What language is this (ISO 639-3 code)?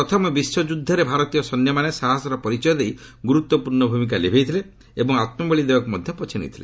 ori